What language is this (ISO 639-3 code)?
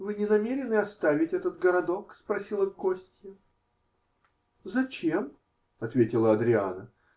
rus